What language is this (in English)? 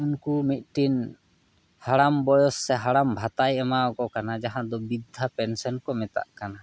Santali